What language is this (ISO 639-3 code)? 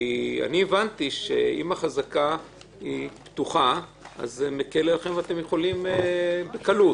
heb